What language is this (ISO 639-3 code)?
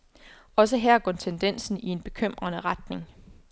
dan